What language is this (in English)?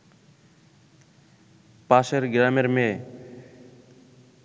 Bangla